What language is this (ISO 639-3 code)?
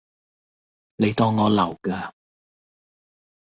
yue